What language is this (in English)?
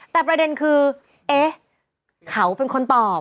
Thai